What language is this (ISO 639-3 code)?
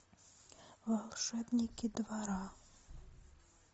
rus